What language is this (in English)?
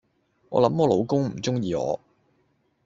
Cantonese